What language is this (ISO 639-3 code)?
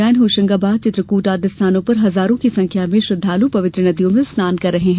hin